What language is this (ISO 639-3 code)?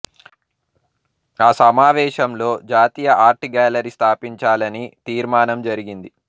tel